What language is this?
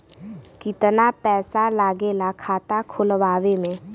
Bhojpuri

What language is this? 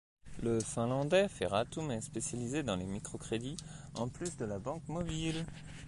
French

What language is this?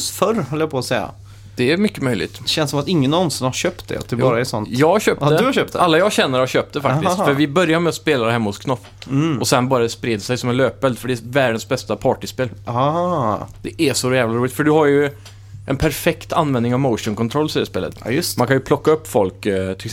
Swedish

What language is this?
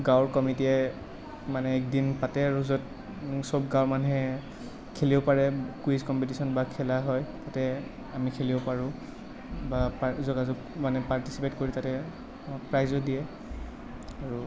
Assamese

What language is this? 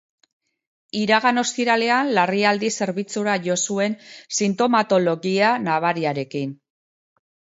Basque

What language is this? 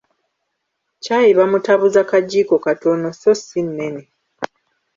Ganda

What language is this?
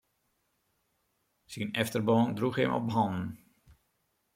Western Frisian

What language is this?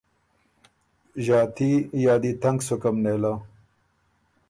Ormuri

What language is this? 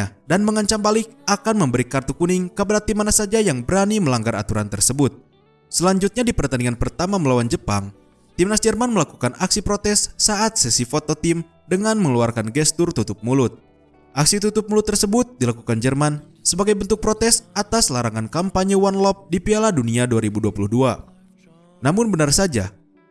Indonesian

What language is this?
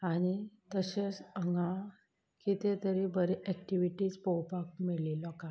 Konkani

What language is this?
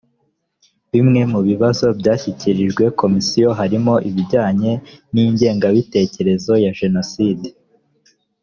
Kinyarwanda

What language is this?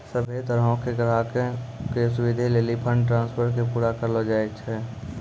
Maithili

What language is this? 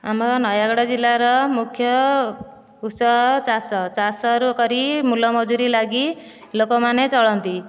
Odia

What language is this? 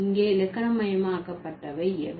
Tamil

